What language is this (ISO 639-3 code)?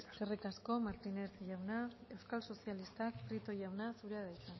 eus